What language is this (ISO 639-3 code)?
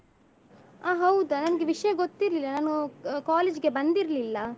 kan